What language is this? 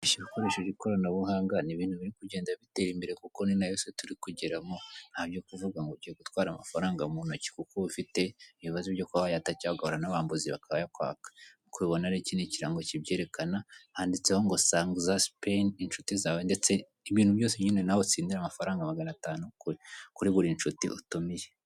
Kinyarwanda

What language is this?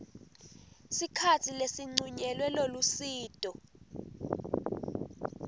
Swati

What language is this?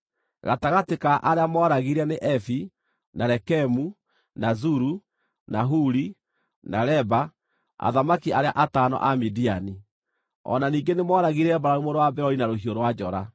Kikuyu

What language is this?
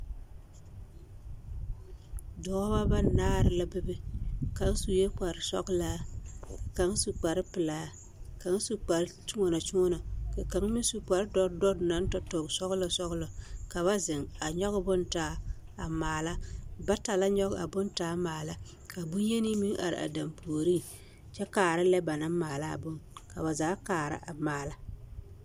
Southern Dagaare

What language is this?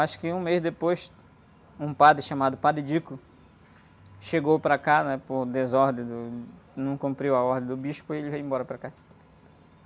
Portuguese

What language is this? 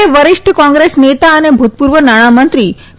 Gujarati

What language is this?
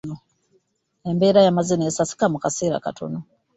Ganda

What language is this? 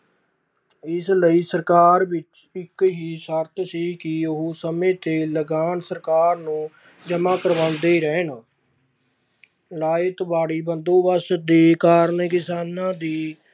Punjabi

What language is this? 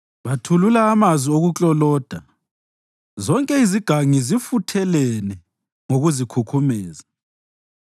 North Ndebele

